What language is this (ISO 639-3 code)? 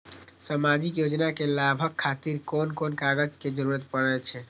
mai